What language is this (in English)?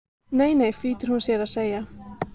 Icelandic